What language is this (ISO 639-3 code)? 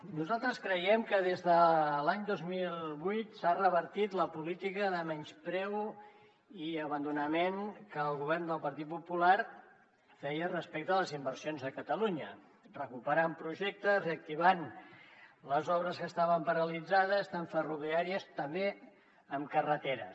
cat